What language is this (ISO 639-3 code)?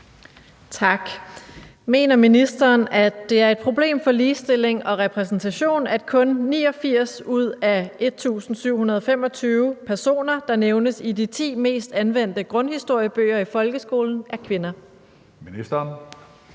dan